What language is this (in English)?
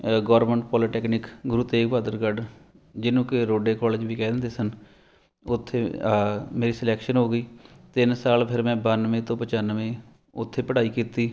Punjabi